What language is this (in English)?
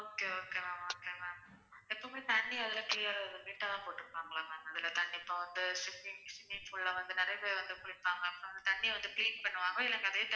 Tamil